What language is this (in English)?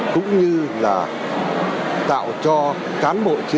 Vietnamese